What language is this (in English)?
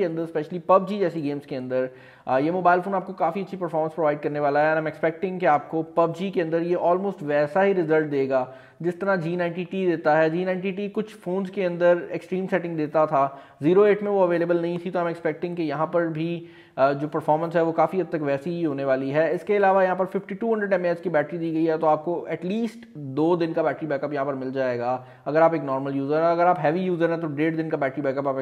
Hindi